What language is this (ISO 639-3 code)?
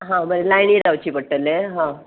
kok